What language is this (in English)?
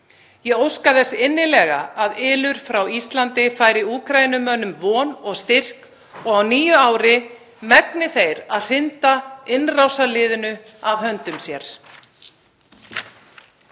Icelandic